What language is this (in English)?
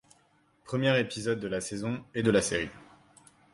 French